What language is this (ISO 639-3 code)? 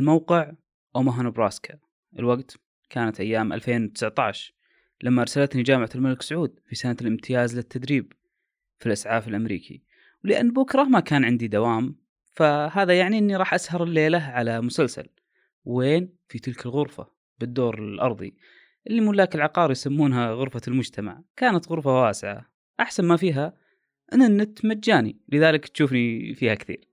ara